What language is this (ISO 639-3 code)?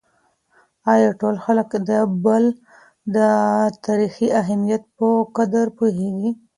pus